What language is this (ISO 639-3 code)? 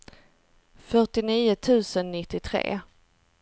swe